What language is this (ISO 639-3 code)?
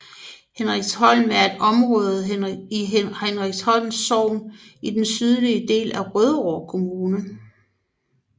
dan